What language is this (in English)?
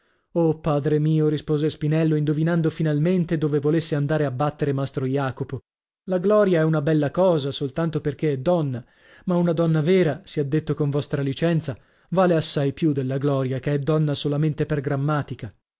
Italian